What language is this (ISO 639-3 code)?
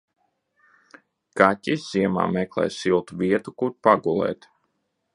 lav